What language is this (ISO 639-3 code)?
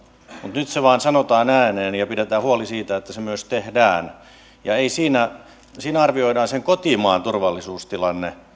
fin